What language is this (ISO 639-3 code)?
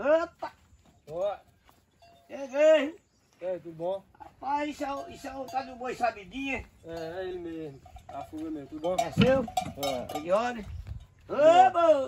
por